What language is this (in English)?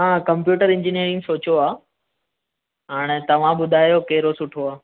Sindhi